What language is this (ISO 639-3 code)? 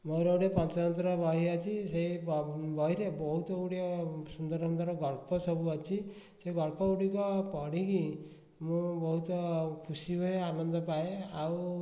ori